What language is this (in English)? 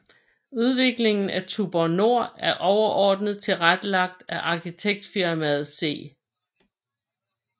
Danish